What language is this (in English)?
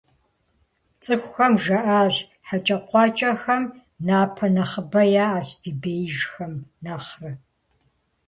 Kabardian